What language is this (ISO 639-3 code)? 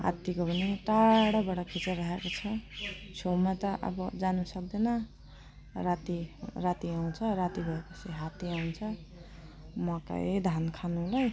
nep